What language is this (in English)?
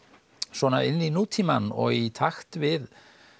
Icelandic